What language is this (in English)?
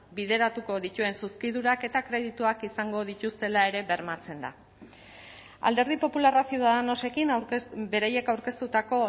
Basque